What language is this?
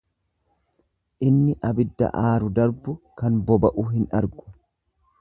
Oromo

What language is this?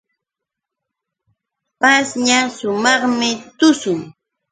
Yauyos Quechua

